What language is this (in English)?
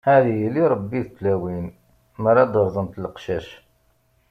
Kabyle